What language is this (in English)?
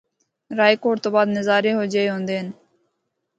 Northern Hindko